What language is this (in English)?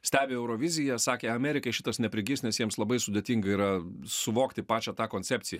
Lithuanian